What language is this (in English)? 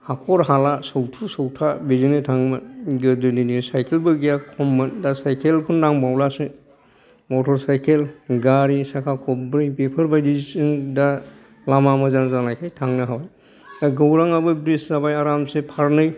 Bodo